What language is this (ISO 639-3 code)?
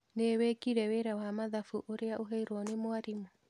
kik